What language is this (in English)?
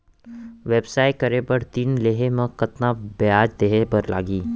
Chhattisgarhi